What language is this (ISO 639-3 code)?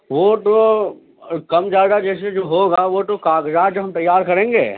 urd